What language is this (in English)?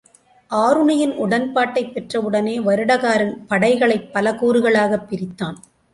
Tamil